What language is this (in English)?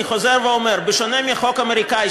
Hebrew